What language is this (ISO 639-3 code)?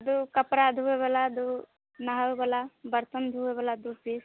mai